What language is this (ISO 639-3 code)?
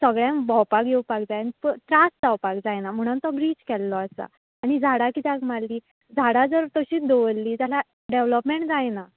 kok